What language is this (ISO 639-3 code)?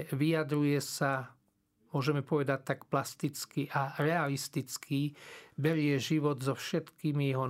slk